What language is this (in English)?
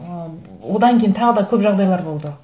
Kazakh